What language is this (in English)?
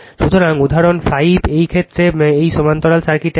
Bangla